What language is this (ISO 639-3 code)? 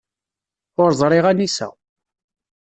kab